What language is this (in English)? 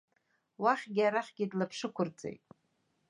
Abkhazian